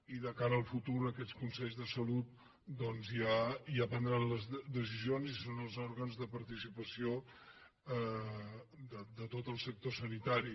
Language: Catalan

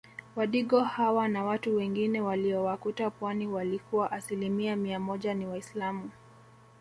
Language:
Swahili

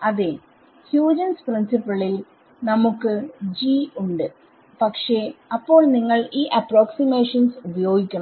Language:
Malayalam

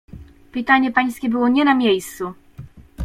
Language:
Polish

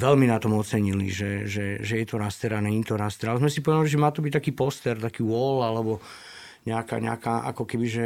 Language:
Slovak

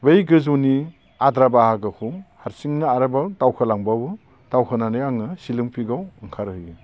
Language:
Bodo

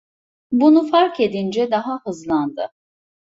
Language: Turkish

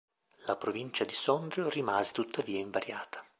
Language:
Italian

